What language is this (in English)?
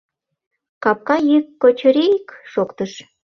Mari